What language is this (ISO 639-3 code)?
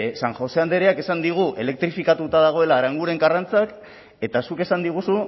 eus